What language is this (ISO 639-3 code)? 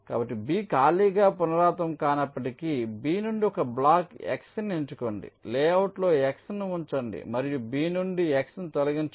tel